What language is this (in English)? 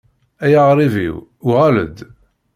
Kabyle